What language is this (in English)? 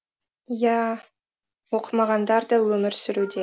Kazakh